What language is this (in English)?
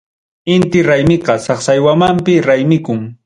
Ayacucho Quechua